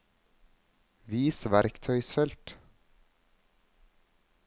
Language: Norwegian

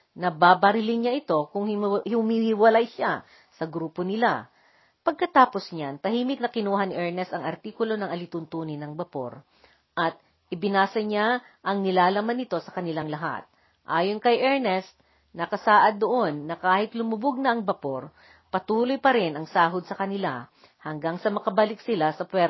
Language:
Filipino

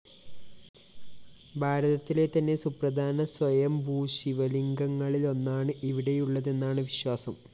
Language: Malayalam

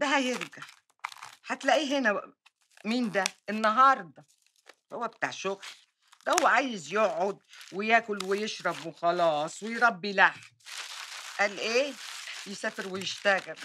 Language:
Arabic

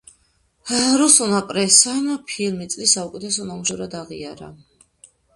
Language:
Georgian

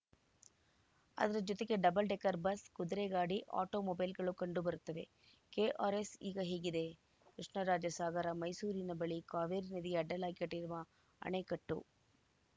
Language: Kannada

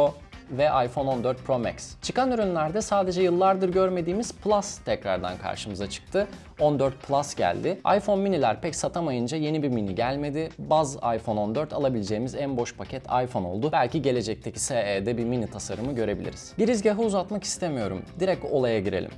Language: Turkish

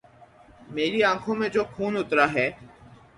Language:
Urdu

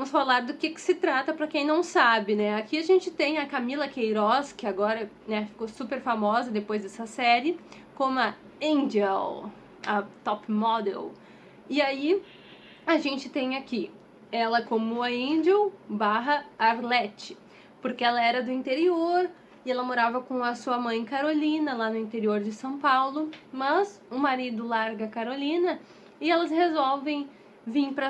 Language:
Portuguese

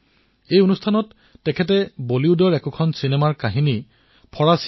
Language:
Assamese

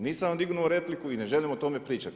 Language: Croatian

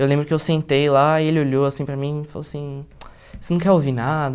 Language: Portuguese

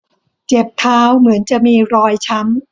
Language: Thai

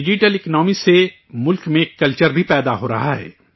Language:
Urdu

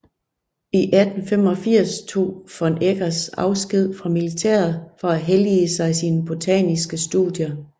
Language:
Danish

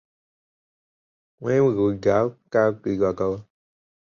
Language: Chinese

